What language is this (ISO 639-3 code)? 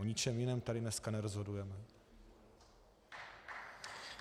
ces